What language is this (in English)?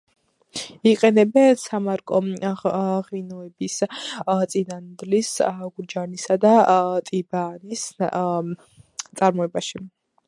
Georgian